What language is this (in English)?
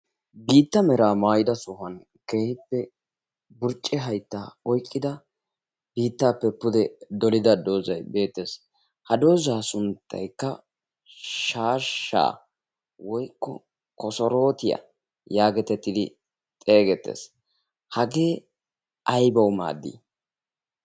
Wolaytta